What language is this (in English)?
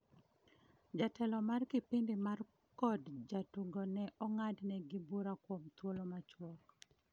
Luo (Kenya and Tanzania)